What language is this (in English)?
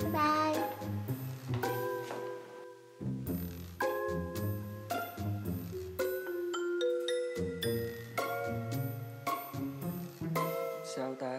Vietnamese